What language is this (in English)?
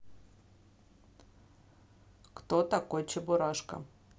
Russian